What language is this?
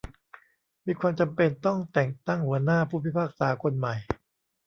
Thai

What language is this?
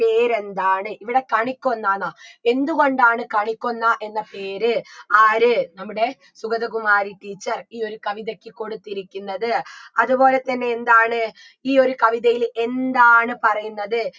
Malayalam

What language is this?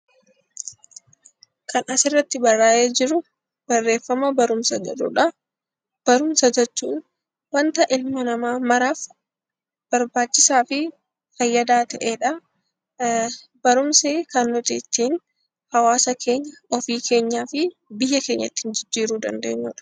Oromo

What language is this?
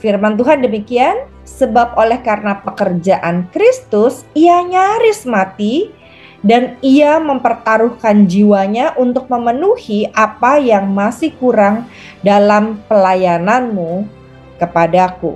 Indonesian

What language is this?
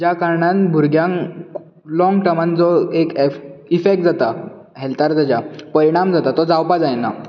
Konkani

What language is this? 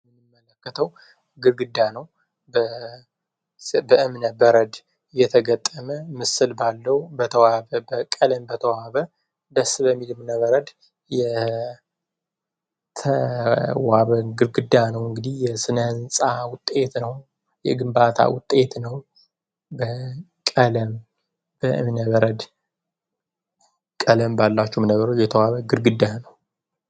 Amharic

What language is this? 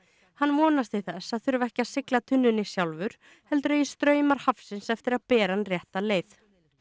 Icelandic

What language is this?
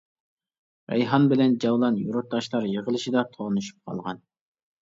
Uyghur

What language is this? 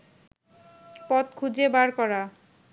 Bangla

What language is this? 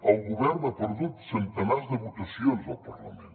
Catalan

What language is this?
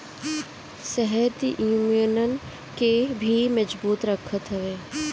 Bhojpuri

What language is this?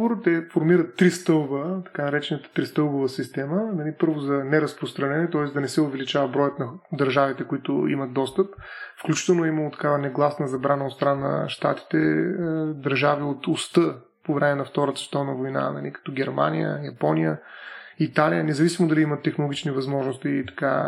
Bulgarian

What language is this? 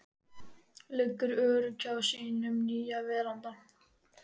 Icelandic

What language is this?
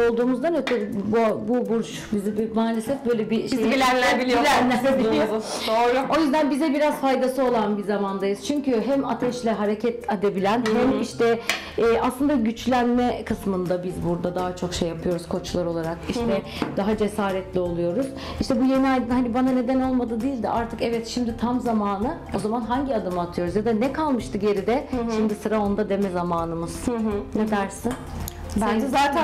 Turkish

